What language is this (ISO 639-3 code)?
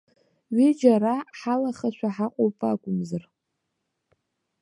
abk